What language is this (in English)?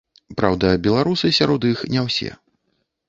Belarusian